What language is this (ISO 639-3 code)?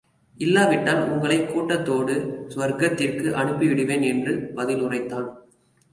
tam